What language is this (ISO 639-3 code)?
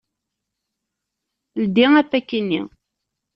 kab